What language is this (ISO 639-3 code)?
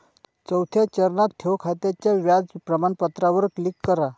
mar